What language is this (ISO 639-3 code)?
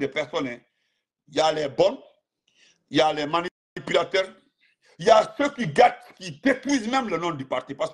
fra